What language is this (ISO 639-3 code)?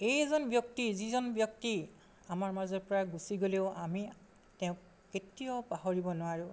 asm